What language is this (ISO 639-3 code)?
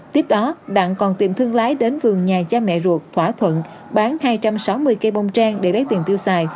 vie